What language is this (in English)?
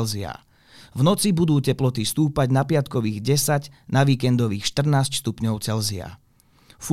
Slovak